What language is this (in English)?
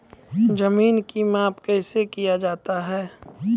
Maithili